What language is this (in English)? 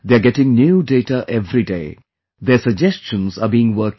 English